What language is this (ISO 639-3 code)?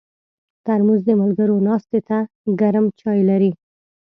pus